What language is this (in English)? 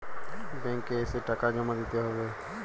Bangla